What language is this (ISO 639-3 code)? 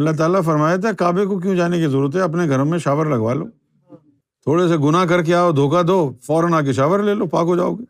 urd